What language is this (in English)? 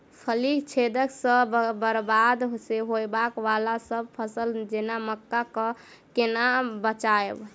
Maithili